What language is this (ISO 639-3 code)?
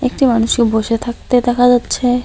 ben